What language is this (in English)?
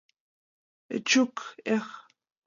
Mari